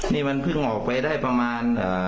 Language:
Thai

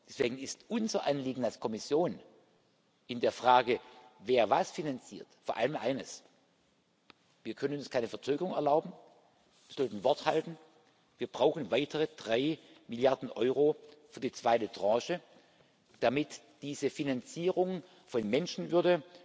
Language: German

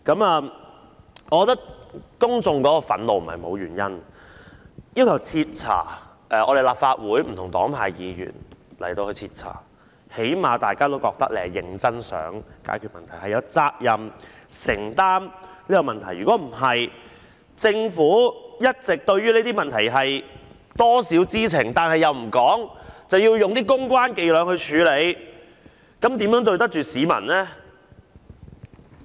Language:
Cantonese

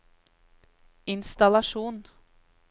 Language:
Norwegian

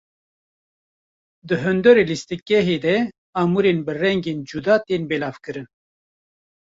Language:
Kurdish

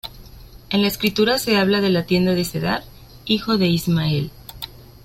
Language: Spanish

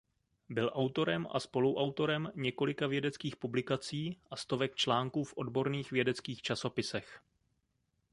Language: Czech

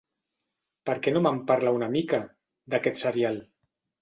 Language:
Catalan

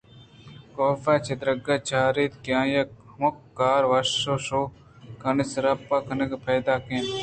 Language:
Eastern Balochi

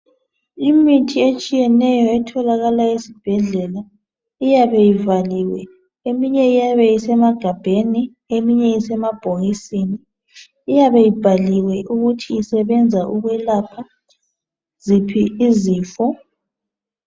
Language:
North Ndebele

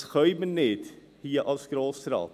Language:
Swiss German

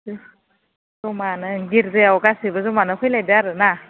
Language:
Bodo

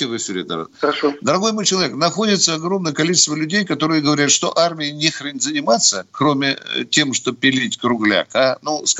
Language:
Russian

